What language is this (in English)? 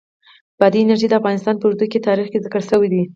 Pashto